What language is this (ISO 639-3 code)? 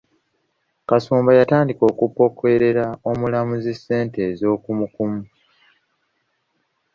lug